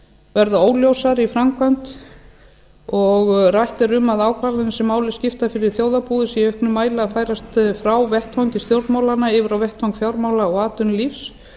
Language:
Icelandic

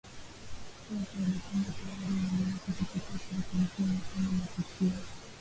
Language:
Swahili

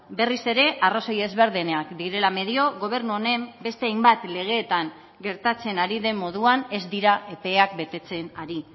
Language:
Basque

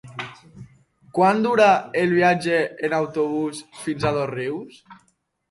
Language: Catalan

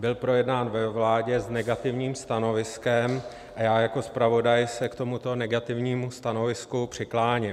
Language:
Czech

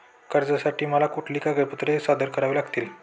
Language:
Marathi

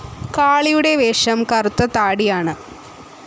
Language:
Malayalam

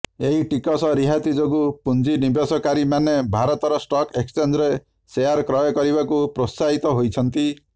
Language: Odia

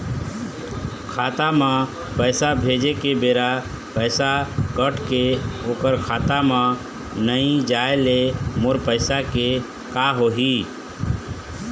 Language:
Chhattisgarhi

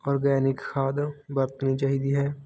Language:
Punjabi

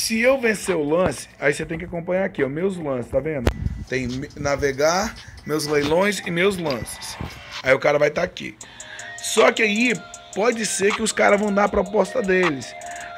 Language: Portuguese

